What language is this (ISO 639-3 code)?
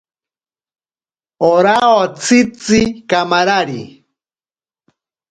prq